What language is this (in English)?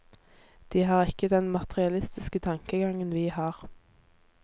Norwegian